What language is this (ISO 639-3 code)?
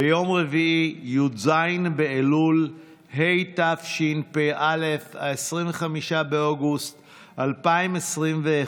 heb